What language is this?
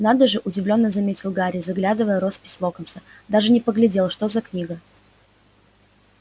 Russian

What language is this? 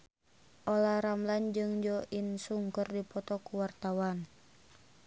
Sundanese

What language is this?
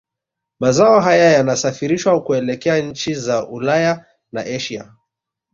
Swahili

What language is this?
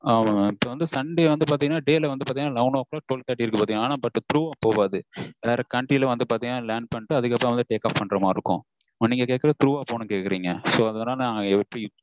Tamil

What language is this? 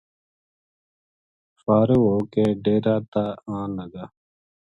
Gujari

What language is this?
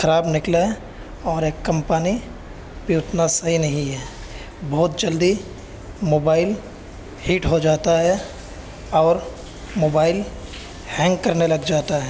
Urdu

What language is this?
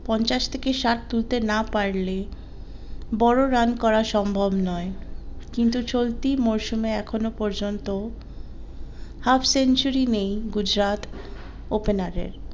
Bangla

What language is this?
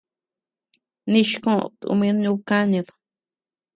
Tepeuxila Cuicatec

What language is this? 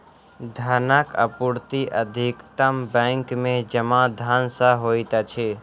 Maithili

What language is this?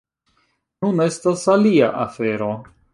Esperanto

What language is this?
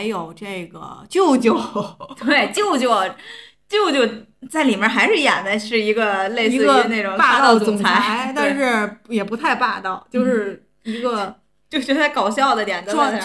Chinese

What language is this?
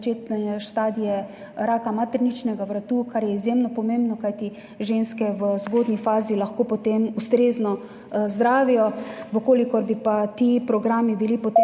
Slovenian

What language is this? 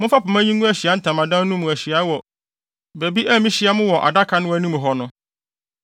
Akan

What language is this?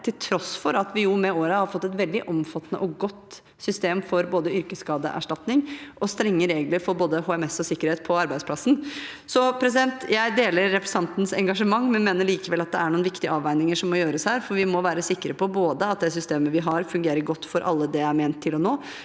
Norwegian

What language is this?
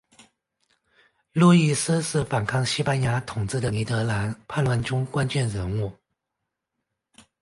Chinese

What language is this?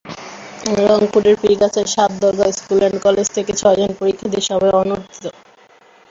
Bangla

